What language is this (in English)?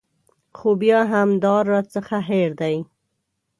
Pashto